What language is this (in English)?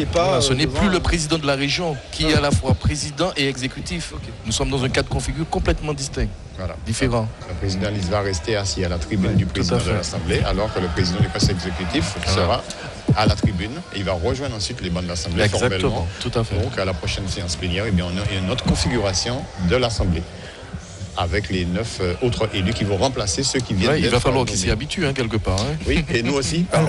French